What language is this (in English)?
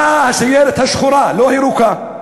Hebrew